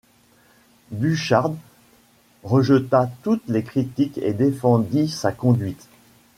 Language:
French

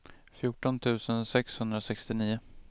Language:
Swedish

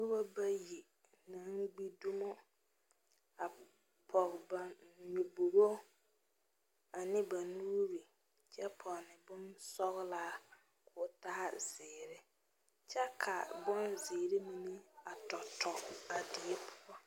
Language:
Southern Dagaare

